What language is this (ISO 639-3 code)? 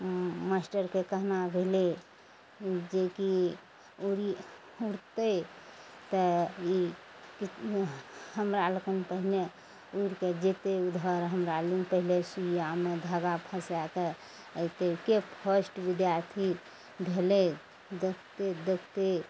mai